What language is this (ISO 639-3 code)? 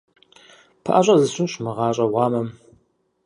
kbd